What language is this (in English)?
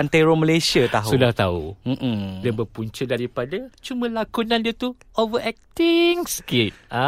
Malay